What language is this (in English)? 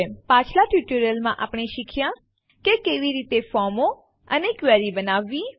Gujarati